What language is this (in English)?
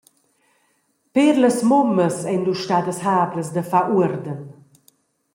Romansh